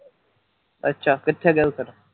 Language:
Punjabi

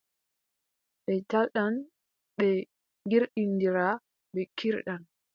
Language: Adamawa Fulfulde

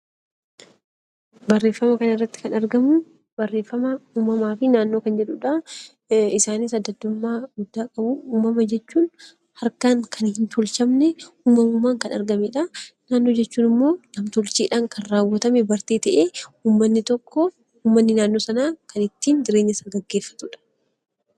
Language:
Oromo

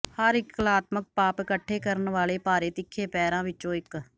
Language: Punjabi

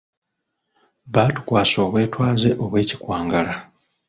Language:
Ganda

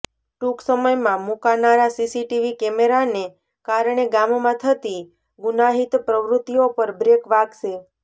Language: Gujarati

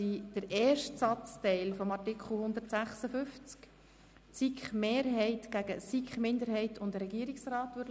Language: Swiss German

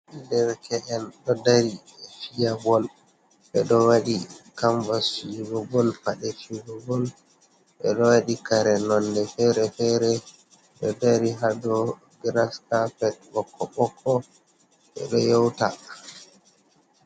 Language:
Fula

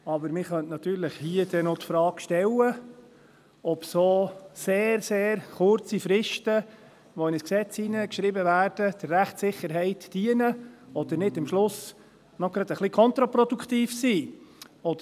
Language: Swiss German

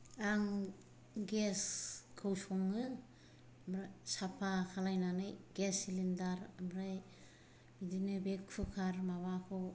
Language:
Bodo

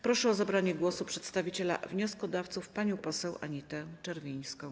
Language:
Polish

